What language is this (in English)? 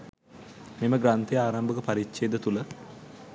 Sinhala